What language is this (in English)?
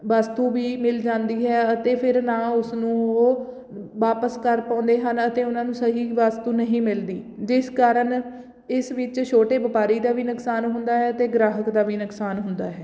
Punjabi